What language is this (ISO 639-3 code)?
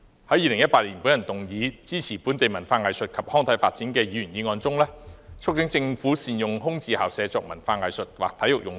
yue